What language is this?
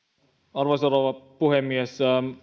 Finnish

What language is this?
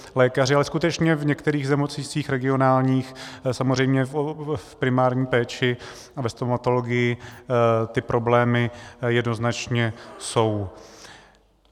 Czech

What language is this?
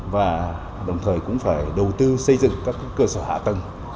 Vietnamese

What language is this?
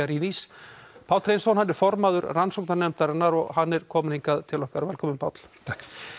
Icelandic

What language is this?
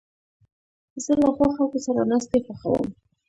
Pashto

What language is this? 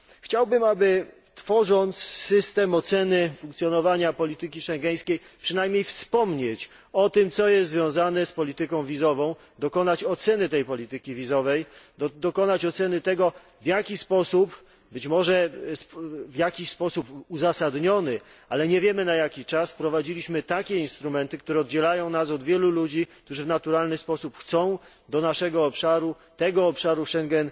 Polish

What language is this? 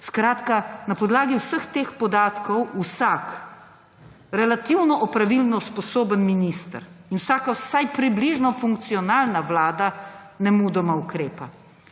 Slovenian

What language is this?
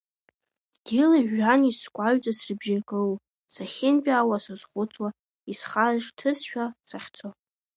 Abkhazian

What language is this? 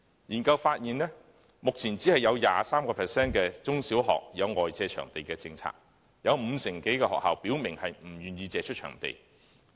Cantonese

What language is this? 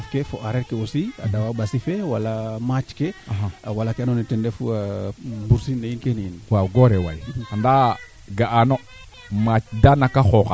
Serer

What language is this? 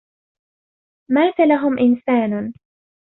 Arabic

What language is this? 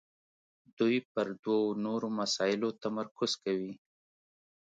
Pashto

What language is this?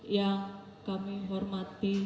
Indonesian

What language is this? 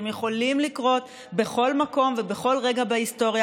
Hebrew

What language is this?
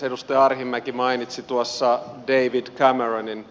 Finnish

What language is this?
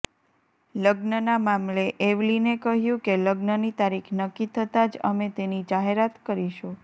Gujarati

